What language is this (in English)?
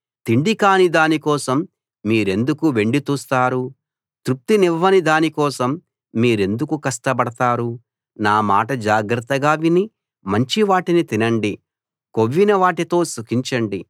Telugu